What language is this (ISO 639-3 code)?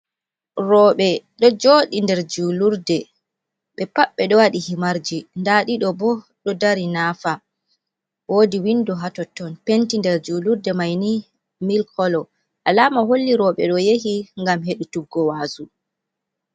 ful